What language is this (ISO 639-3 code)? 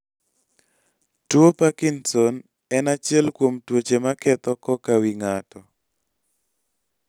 luo